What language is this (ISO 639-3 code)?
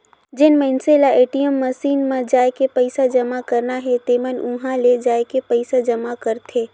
hne